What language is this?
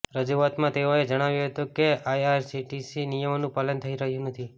Gujarati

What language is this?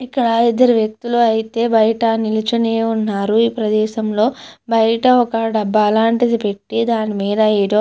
Telugu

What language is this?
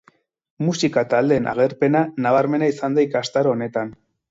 Basque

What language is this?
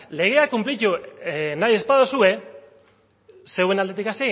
Basque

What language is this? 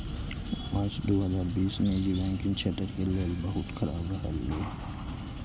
Maithili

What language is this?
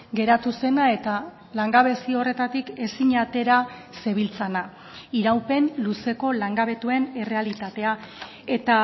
Basque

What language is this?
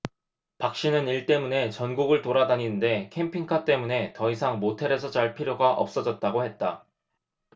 Korean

